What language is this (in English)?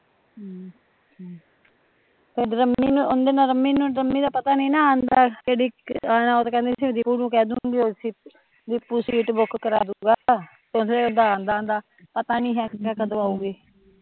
Punjabi